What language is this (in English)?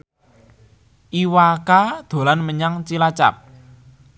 Javanese